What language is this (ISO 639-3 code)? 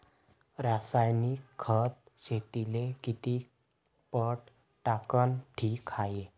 mar